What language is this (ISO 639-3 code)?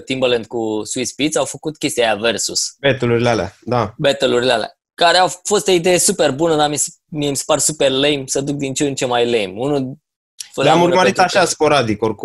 ron